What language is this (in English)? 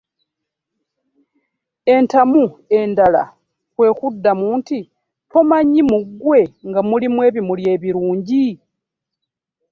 Ganda